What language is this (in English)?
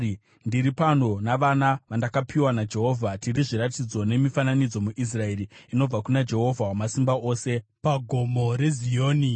Shona